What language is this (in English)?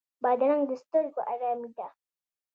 Pashto